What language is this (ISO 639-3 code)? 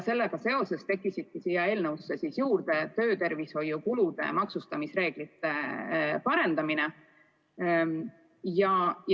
est